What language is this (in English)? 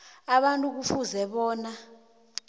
South Ndebele